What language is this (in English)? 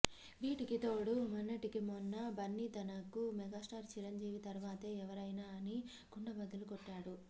Telugu